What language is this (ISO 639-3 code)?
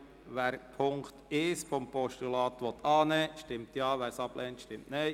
gsw